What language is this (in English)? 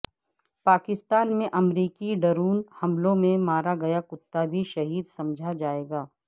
Urdu